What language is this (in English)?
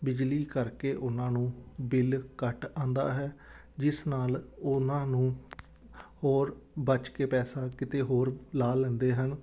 Punjabi